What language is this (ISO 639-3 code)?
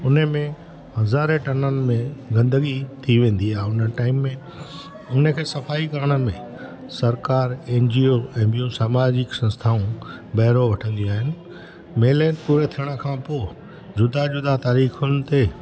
snd